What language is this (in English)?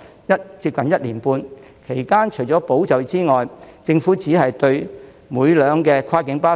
Cantonese